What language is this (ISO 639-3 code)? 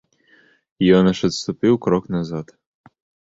bel